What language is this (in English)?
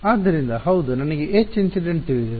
Kannada